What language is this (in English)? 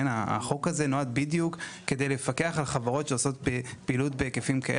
Hebrew